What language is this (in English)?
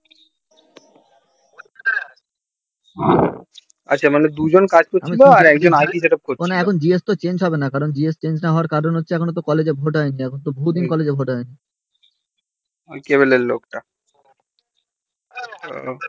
Bangla